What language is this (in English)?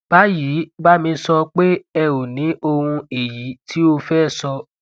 Yoruba